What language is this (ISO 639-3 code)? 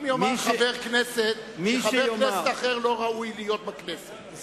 heb